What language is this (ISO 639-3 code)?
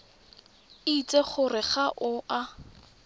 tsn